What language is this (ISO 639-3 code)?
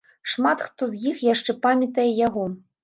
bel